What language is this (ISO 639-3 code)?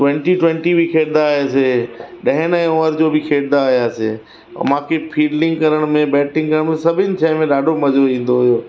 snd